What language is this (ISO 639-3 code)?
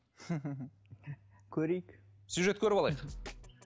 kaz